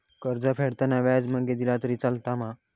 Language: Marathi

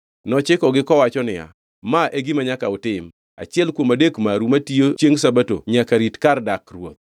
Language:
Luo (Kenya and Tanzania)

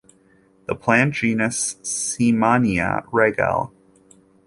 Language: English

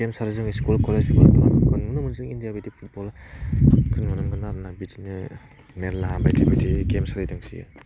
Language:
Bodo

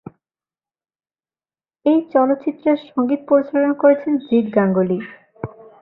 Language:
Bangla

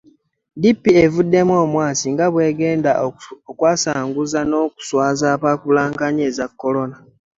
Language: Ganda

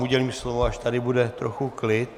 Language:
Czech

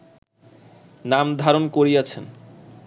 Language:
Bangla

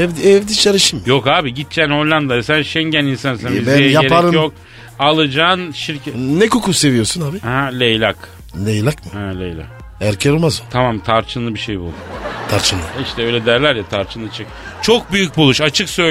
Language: Turkish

